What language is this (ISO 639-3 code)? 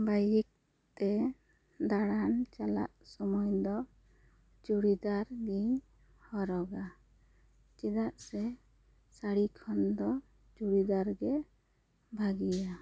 sat